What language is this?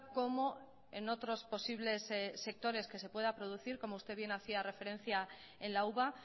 Spanish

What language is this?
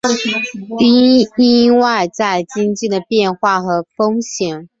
Chinese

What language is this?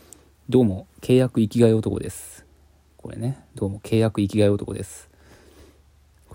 Japanese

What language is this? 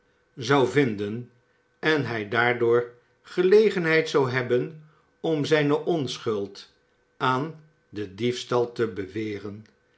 Dutch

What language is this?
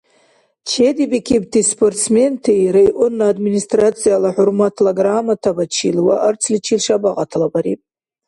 Dargwa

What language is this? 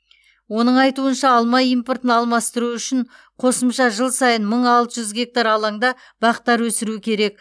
Kazakh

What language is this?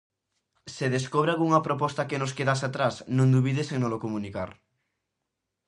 Galician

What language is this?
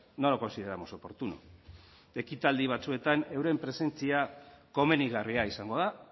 Basque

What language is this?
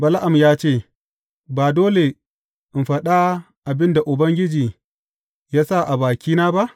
Hausa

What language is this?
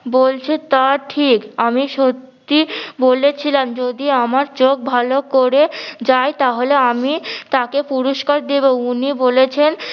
Bangla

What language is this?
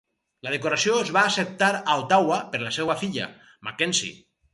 Catalan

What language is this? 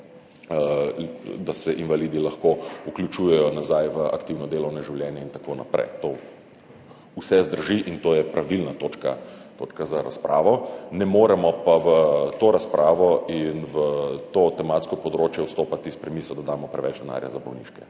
Slovenian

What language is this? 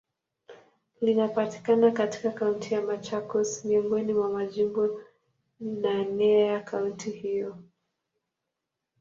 Swahili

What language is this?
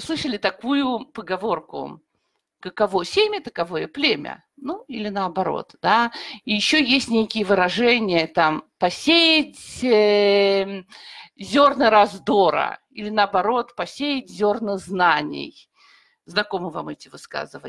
Russian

